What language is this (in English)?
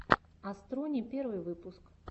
Russian